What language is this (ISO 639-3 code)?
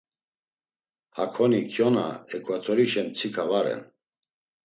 lzz